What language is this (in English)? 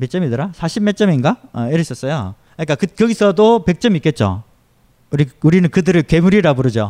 Korean